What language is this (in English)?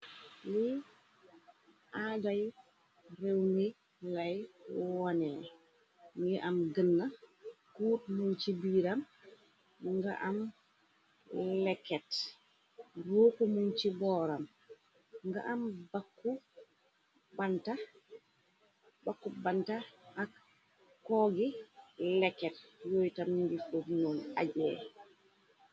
Wolof